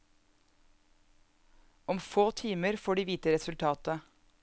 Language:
Norwegian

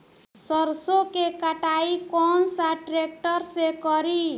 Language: Bhojpuri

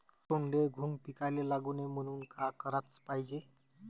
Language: Marathi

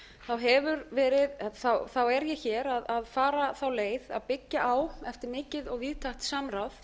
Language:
Icelandic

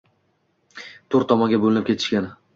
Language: Uzbek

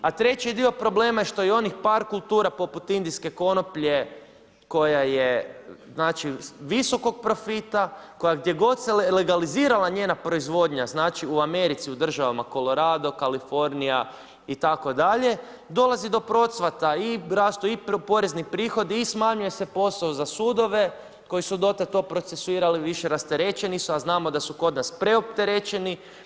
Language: Croatian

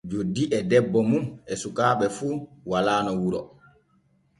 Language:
Borgu Fulfulde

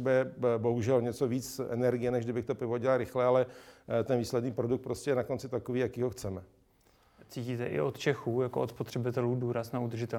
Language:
Czech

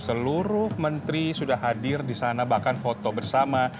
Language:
Indonesian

